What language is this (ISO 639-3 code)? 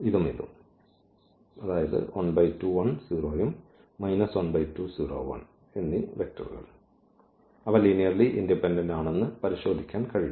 mal